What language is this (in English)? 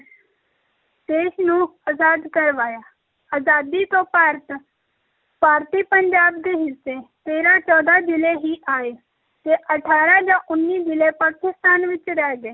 Punjabi